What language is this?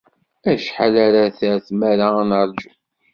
Kabyle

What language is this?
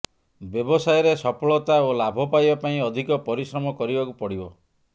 Odia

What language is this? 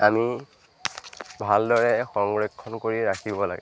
Assamese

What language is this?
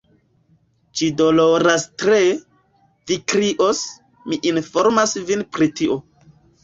Esperanto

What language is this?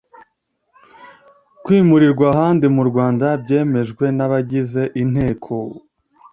Kinyarwanda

